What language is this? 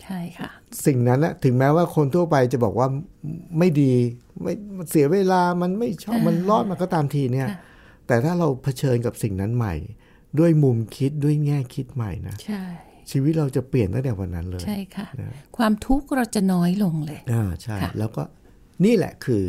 Thai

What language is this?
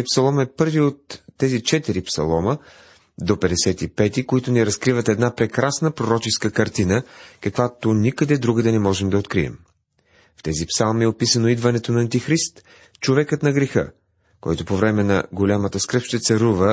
Bulgarian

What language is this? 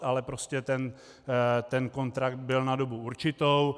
Czech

